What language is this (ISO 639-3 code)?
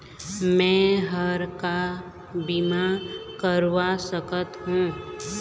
hne